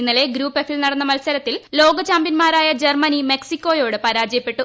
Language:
Malayalam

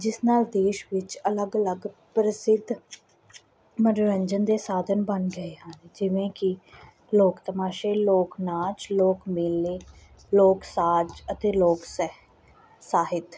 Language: Punjabi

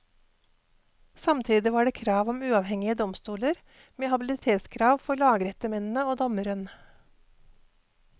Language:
Norwegian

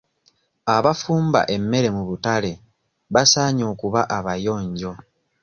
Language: Ganda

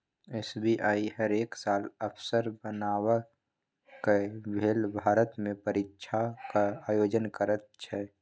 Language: Maithili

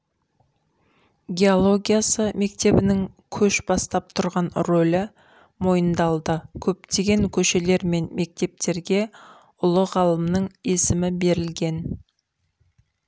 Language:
Kazakh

